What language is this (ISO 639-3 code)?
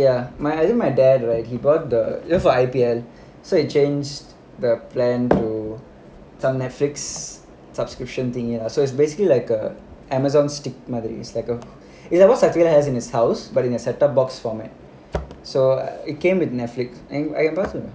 eng